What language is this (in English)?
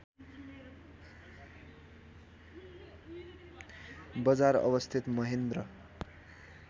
Nepali